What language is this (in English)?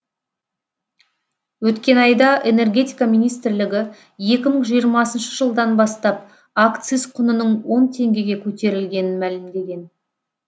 Kazakh